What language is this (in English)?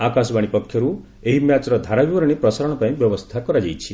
Odia